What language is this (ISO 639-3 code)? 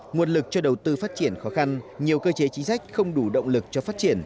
vie